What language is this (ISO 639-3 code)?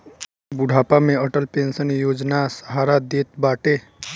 bho